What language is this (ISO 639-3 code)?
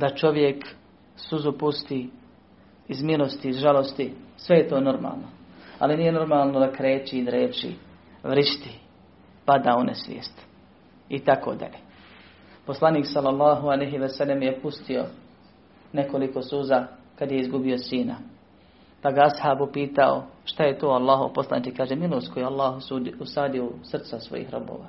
hrv